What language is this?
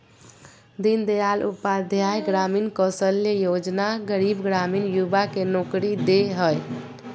Magahi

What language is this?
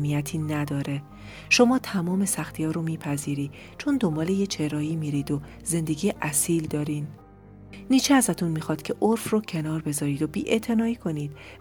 Persian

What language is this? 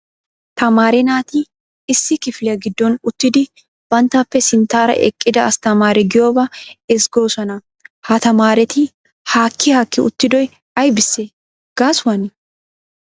Wolaytta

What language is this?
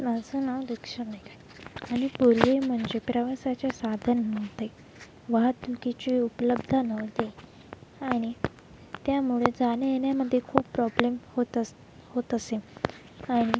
Marathi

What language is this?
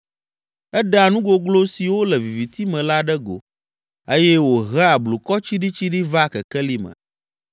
Ewe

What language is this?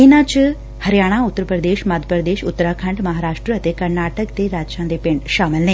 Punjabi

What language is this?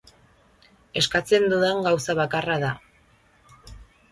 Basque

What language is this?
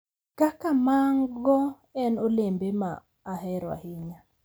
Luo (Kenya and Tanzania)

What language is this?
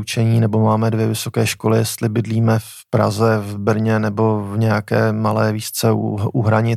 Czech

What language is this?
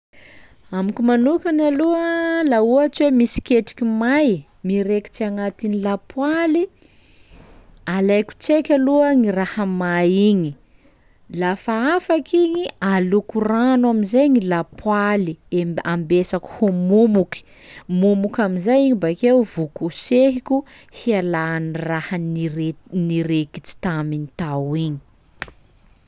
Sakalava Malagasy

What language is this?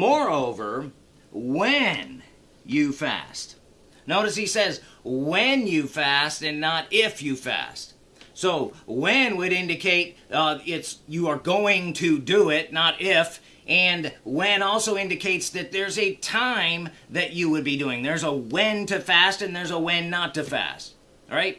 English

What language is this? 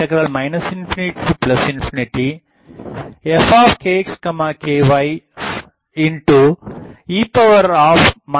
Tamil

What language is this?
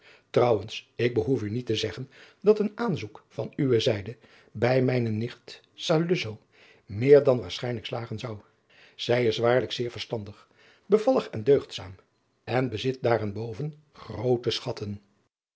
Dutch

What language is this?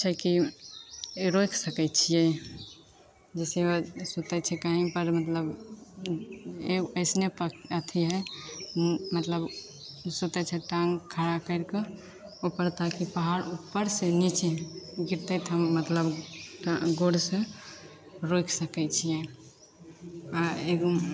Maithili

